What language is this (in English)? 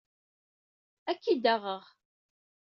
Kabyle